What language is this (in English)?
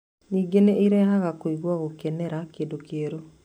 Kikuyu